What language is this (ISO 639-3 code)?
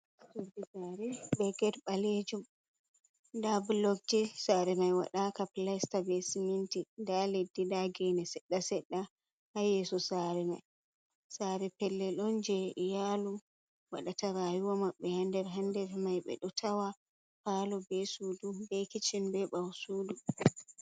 ful